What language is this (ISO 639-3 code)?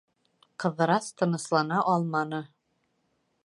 bak